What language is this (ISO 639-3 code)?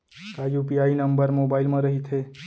hne